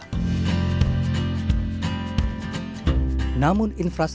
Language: Indonesian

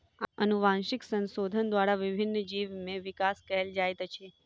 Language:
Maithili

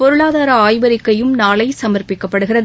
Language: Tamil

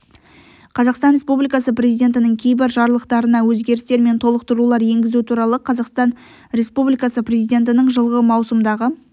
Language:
Kazakh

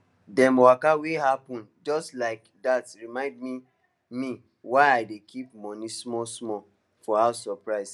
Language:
Nigerian Pidgin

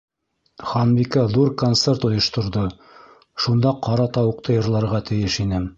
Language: Bashkir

